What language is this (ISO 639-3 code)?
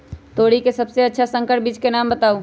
mag